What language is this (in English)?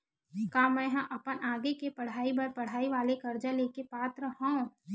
Chhattisgarhi